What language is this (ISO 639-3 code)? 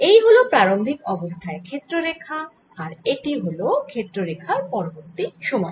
ben